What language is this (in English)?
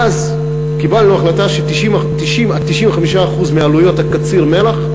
Hebrew